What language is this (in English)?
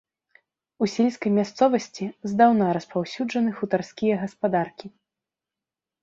Belarusian